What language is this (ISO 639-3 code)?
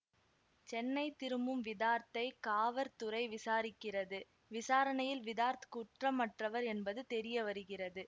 tam